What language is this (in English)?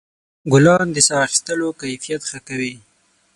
Pashto